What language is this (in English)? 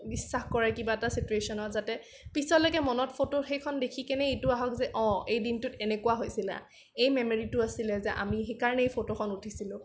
Assamese